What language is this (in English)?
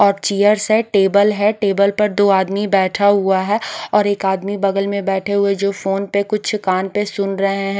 Hindi